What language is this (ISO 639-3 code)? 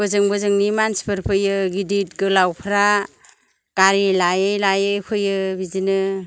brx